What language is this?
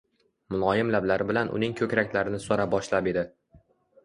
Uzbek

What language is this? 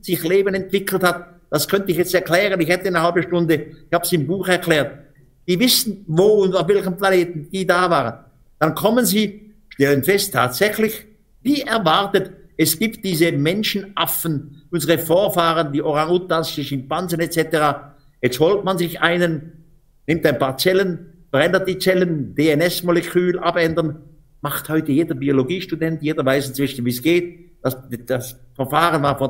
German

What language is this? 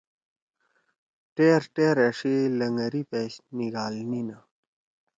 Torwali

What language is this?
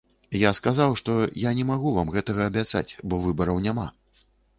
Belarusian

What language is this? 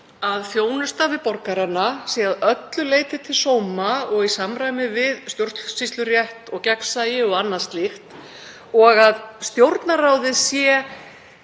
Icelandic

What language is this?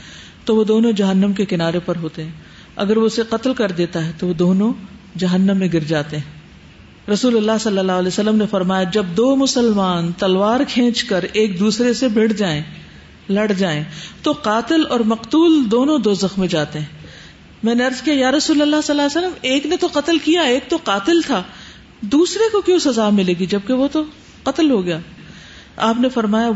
Urdu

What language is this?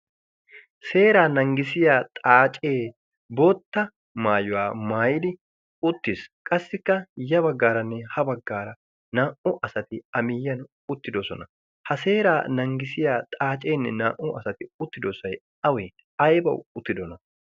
Wolaytta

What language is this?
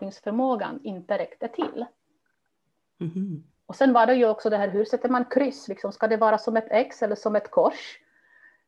Swedish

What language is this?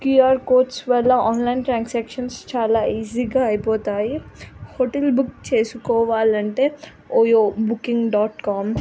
Telugu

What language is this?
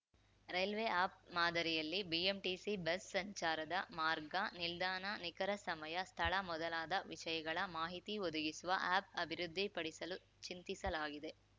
Kannada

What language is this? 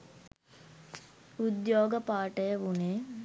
Sinhala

